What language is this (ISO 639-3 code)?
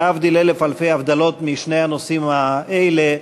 heb